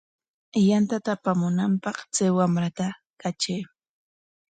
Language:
Corongo Ancash Quechua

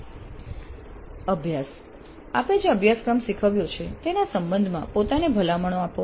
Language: Gujarati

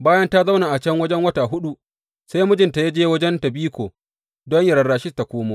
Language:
Hausa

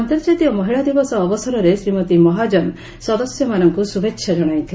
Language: Odia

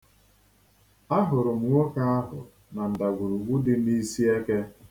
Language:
Igbo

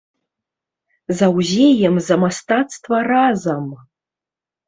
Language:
Belarusian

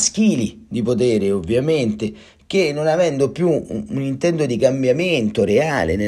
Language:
Italian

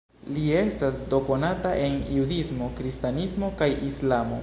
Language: Esperanto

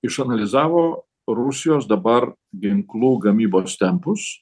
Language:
Lithuanian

